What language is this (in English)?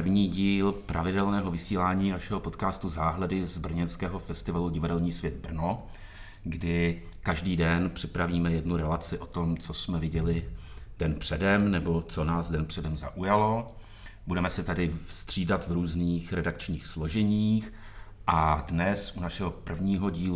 Czech